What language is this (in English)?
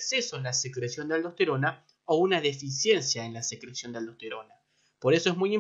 Spanish